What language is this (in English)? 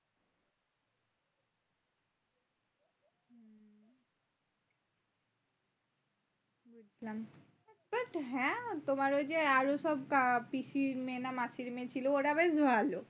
Bangla